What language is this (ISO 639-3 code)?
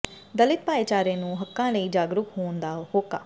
pan